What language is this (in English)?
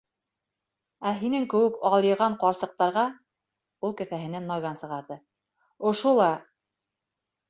Bashkir